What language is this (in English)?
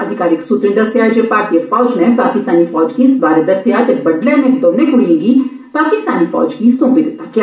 Dogri